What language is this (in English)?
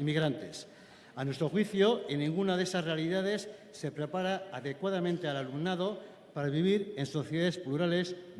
Spanish